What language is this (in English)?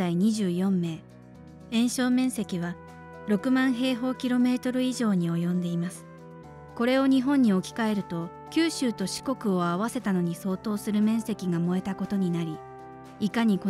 Japanese